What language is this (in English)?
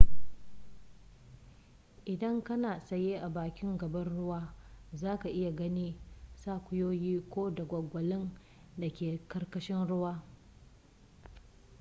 Hausa